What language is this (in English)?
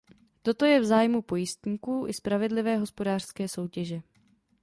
Czech